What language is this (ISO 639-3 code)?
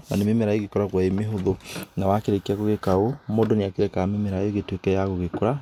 kik